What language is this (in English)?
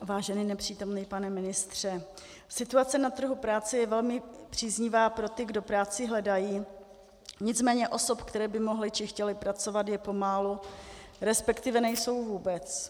Czech